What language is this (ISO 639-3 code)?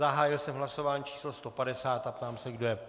ces